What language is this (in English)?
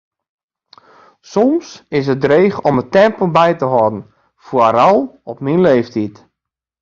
Western Frisian